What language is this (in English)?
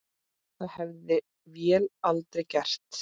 Icelandic